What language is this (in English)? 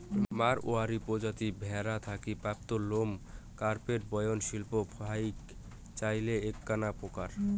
Bangla